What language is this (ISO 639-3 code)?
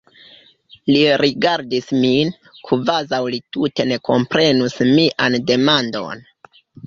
epo